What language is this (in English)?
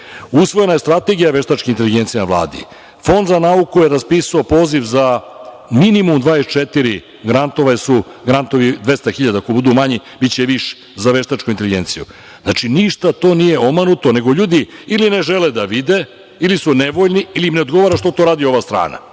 Serbian